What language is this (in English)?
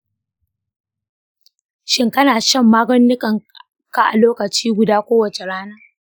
Hausa